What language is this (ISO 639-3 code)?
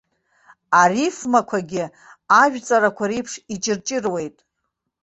abk